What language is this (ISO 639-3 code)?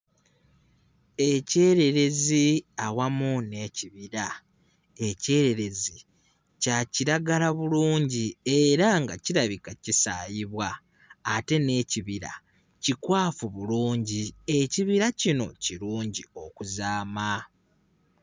lug